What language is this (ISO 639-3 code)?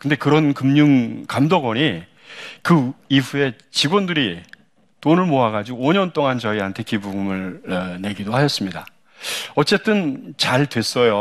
kor